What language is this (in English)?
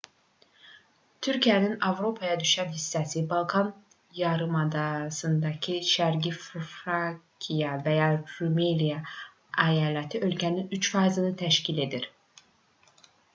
Azerbaijani